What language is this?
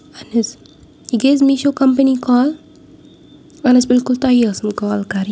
Kashmiri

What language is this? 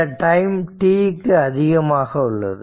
Tamil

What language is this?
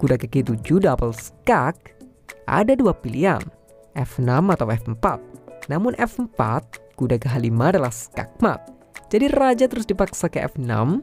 Indonesian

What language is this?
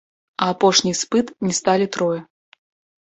Belarusian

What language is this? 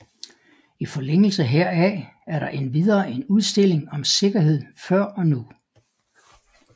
Danish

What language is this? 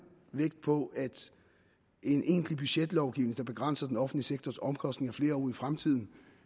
Danish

